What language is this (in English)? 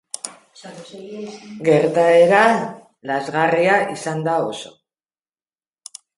Basque